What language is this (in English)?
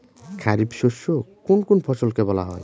Bangla